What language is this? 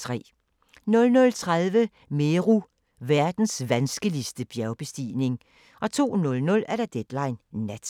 Danish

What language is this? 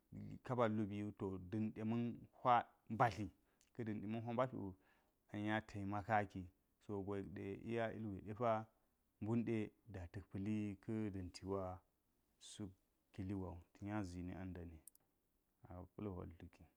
Geji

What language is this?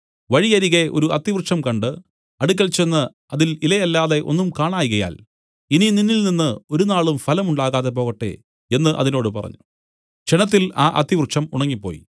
Malayalam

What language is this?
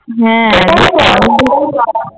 Bangla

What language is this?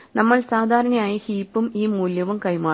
Malayalam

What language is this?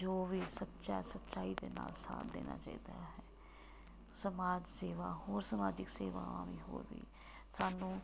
Punjabi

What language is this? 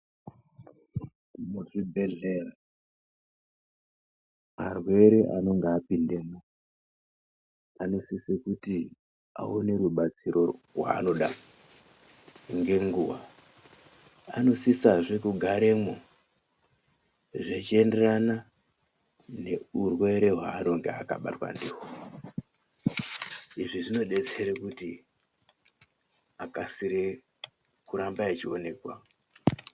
Ndau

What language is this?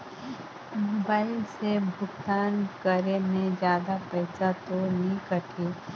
Chhattisgarhi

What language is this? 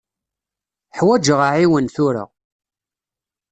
Kabyle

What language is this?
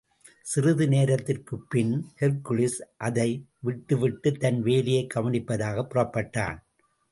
Tamil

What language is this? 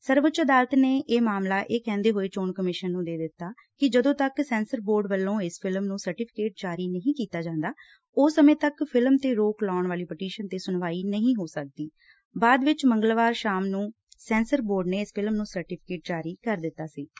Punjabi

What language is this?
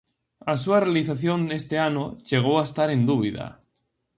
Galician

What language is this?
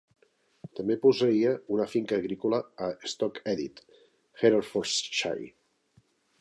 Catalan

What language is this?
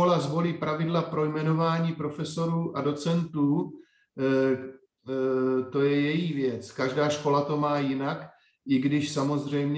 Czech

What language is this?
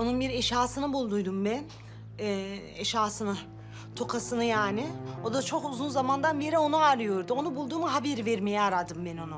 Turkish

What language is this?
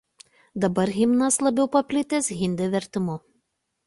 Lithuanian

